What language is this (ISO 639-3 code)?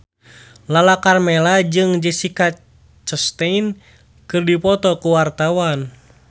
sun